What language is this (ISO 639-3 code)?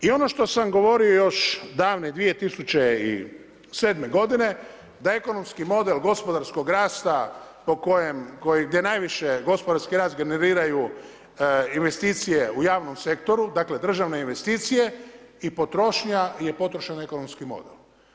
hrv